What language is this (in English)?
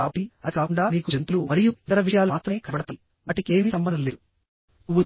Telugu